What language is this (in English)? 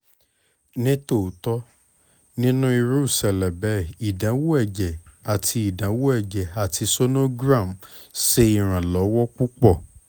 Yoruba